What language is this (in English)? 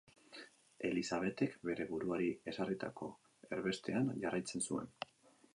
Basque